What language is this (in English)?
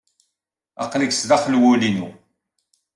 Kabyle